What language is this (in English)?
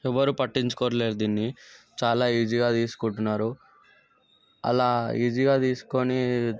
Telugu